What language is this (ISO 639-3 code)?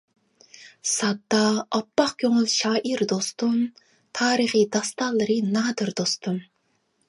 uig